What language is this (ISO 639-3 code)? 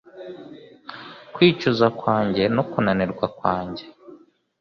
kin